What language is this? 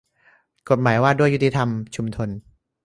Thai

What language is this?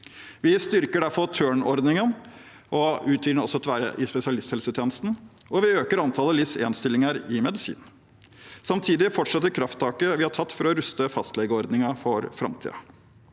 Norwegian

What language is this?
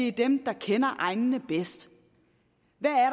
Danish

